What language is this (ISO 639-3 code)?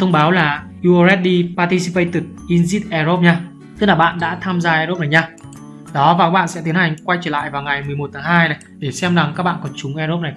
vie